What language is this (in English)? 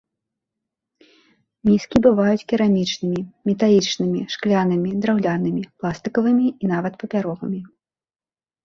Belarusian